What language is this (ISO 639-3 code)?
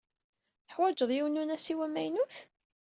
kab